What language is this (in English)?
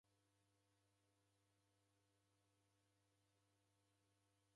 Taita